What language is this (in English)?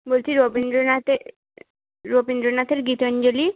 Bangla